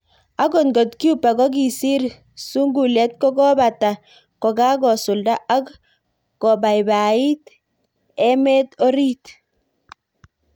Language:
Kalenjin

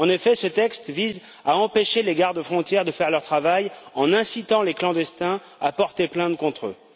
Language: French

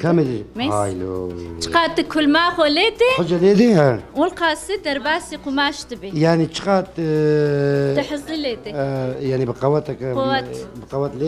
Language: Arabic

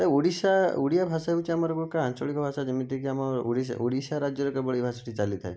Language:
Odia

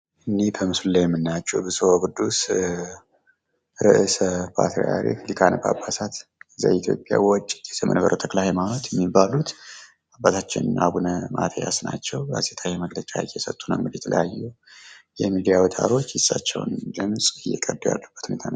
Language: Amharic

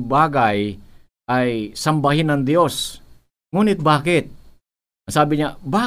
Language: Filipino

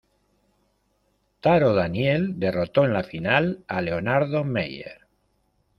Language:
Spanish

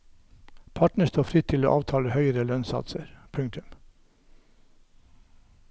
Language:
Norwegian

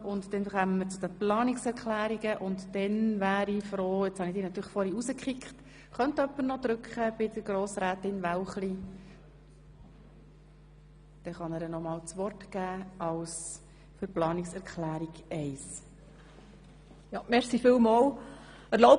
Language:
Swiss German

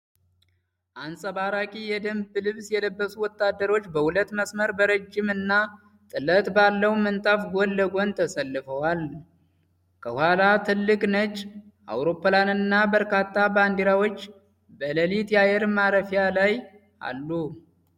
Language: Amharic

